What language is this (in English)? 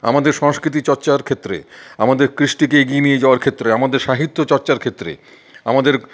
Bangla